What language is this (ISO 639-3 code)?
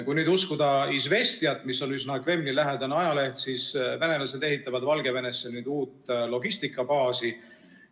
est